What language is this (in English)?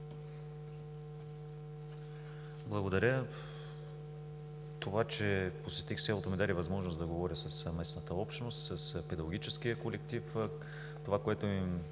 Bulgarian